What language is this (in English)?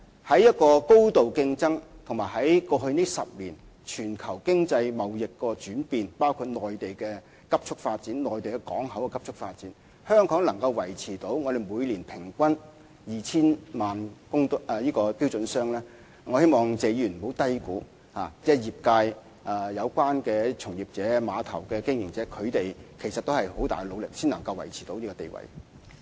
Cantonese